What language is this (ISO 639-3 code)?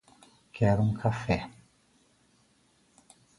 por